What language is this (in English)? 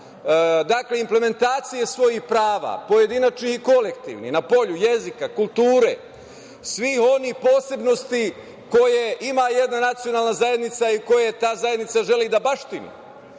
Serbian